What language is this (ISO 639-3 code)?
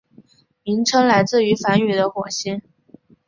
zho